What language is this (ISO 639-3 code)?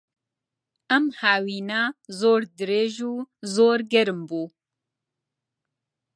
ckb